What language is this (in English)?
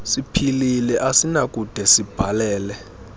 Xhosa